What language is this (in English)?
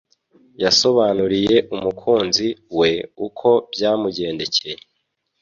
Kinyarwanda